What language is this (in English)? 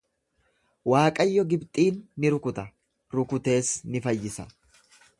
Oromo